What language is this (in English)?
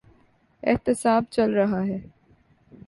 Urdu